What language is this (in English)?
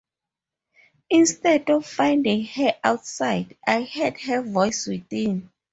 English